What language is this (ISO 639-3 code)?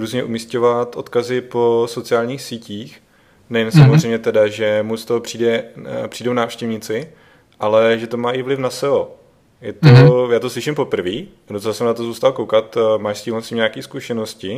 ces